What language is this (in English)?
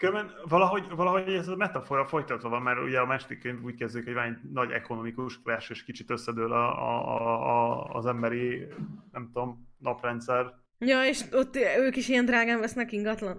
Hungarian